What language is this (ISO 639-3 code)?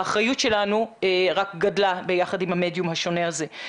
heb